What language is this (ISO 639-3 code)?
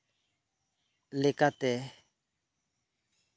sat